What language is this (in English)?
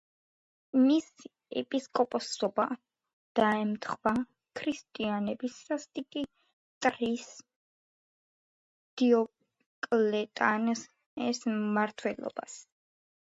Georgian